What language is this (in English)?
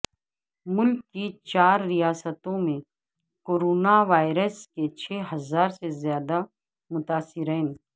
Urdu